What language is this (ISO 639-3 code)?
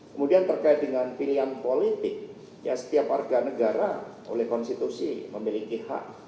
ind